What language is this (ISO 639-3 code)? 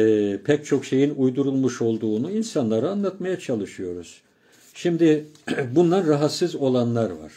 tur